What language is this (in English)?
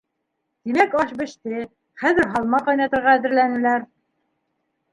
Bashkir